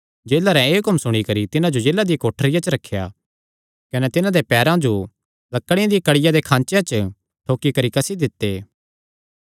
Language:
Kangri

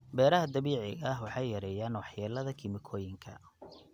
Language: Somali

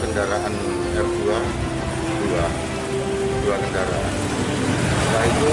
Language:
Indonesian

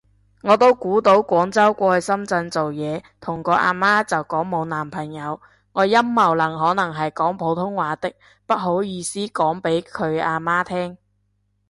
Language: Cantonese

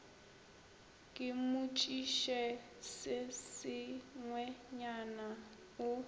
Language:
Northern Sotho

